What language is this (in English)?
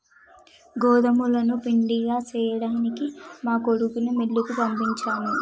Telugu